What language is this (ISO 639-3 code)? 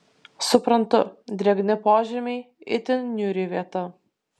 lit